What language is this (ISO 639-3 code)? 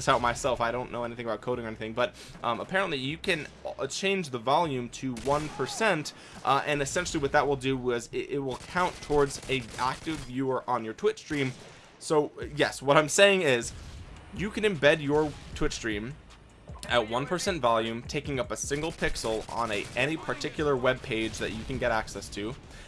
eng